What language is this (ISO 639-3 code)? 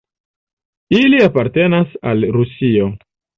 epo